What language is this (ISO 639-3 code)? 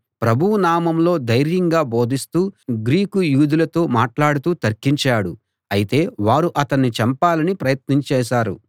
tel